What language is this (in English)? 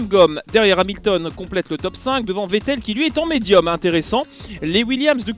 French